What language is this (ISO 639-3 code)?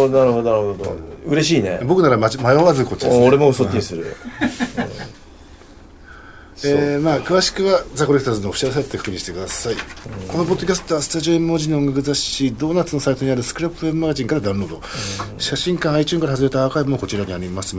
jpn